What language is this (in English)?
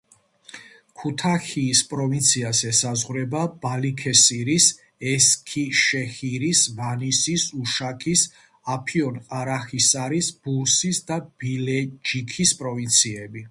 Georgian